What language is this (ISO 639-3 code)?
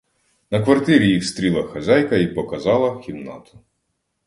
ukr